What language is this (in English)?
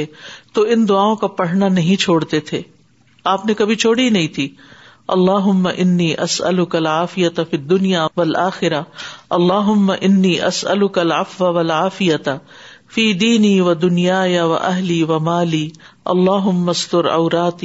Urdu